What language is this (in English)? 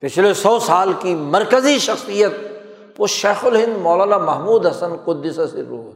Urdu